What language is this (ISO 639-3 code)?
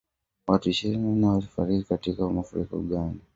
swa